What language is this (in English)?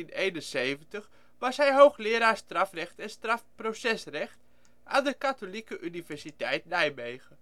Dutch